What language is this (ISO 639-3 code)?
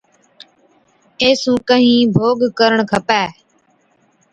odk